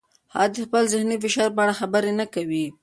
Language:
Pashto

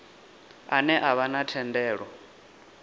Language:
Venda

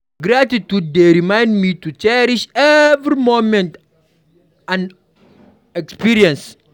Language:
Nigerian Pidgin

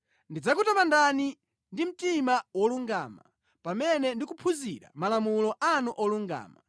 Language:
Nyanja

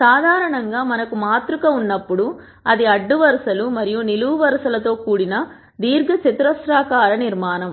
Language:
Telugu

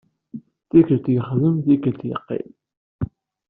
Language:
Kabyle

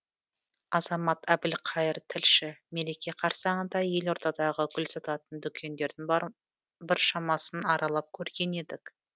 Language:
Kazakh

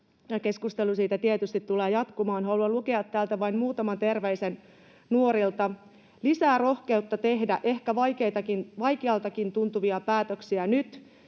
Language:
Finnish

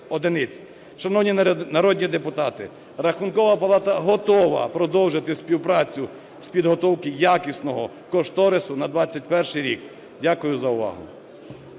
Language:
Ukrainian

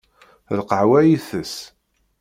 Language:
Kabyle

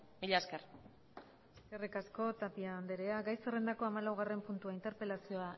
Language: Basque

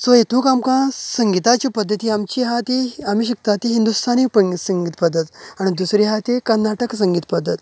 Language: Konkani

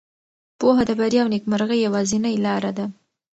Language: Pashto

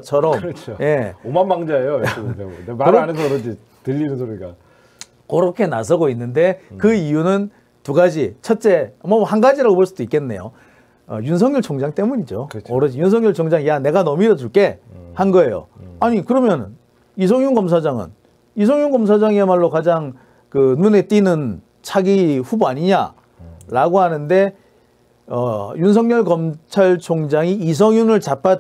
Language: Korean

